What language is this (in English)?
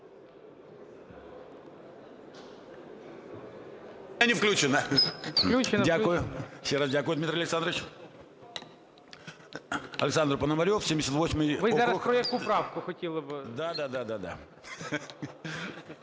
Ukrainian